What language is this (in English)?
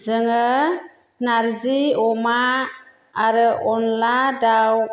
Bodo